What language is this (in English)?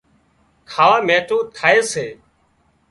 Wadiyara Koli